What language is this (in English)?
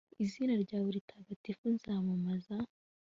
Kinyarwanda